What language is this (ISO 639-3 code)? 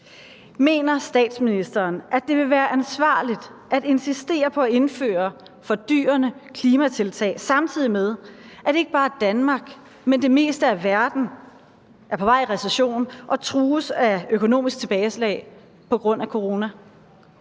dan